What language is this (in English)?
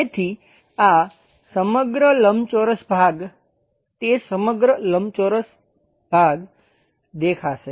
Gujarati